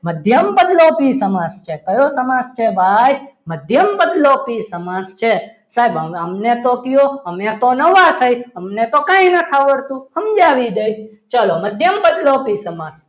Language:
Gujarati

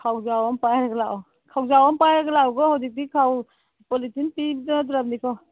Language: Manipuri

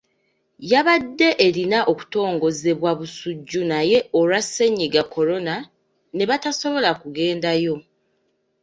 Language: Ganda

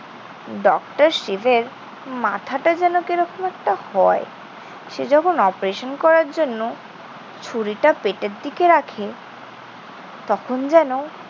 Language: Bangla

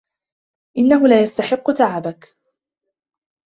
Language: Arabic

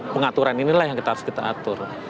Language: Indonesian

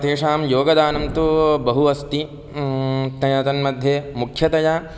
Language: Sanskrit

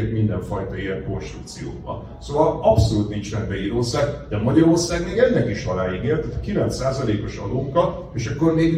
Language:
Hungarian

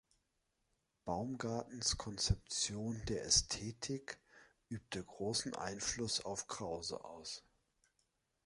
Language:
German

